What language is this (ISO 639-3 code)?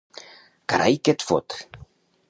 cat